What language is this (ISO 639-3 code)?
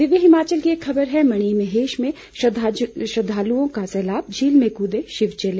hin